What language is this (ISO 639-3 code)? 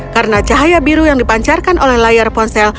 ind